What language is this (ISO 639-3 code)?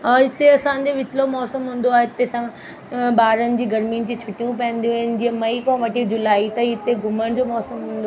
snd